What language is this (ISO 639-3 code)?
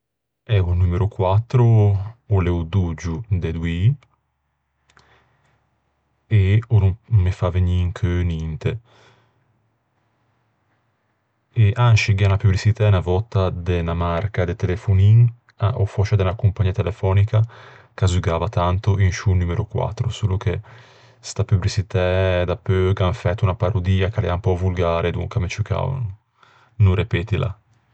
lij